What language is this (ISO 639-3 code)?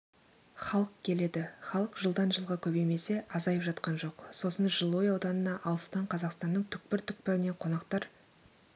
kaz